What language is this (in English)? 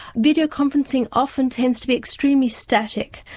English